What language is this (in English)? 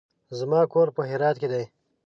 Pashto